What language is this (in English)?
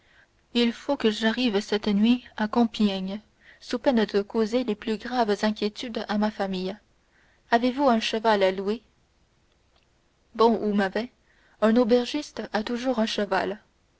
French